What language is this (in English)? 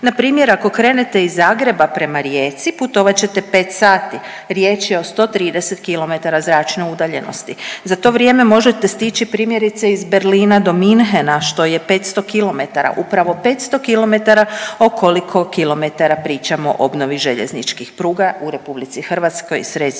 Croatian